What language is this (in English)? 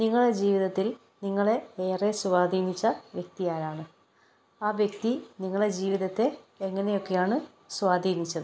Malayalam